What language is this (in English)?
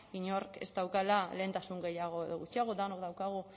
Basque